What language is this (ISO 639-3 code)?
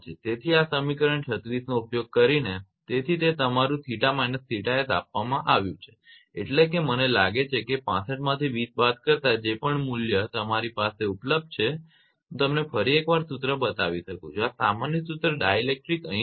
guj